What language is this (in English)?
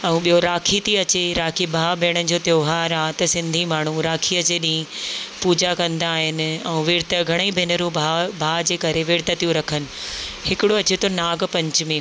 Sindhi